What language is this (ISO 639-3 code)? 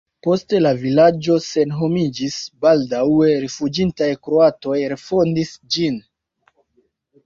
epo